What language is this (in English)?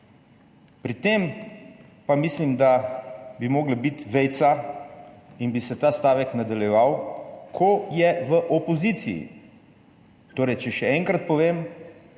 Slovenian